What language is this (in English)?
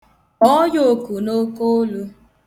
Igbo